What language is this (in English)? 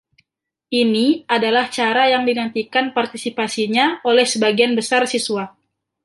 Indonesian